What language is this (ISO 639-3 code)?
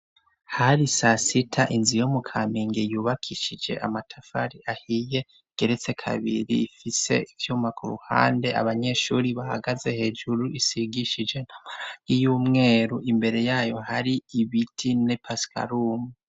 run